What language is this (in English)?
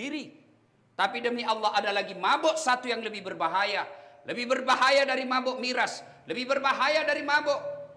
Indonesian